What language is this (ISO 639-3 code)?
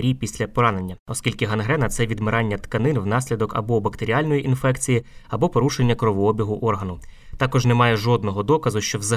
ukr